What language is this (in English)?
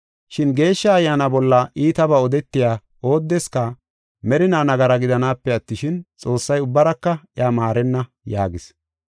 Gofa